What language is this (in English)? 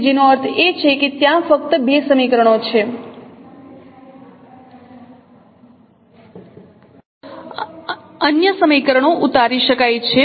Gujarati